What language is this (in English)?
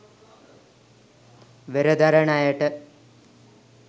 Sinhala